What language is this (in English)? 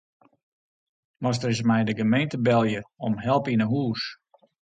Western Frisian